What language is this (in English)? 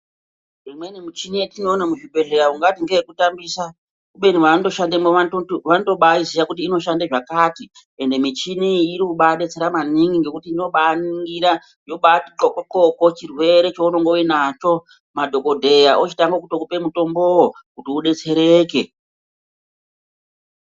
Ndau